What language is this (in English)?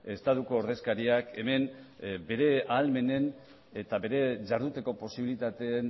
Basque